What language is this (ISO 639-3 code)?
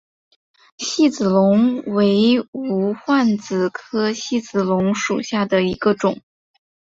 zho